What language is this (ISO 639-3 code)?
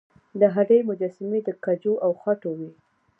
pus